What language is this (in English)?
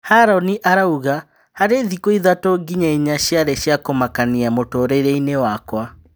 Kikuyu